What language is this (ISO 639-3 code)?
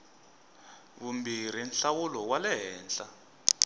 tso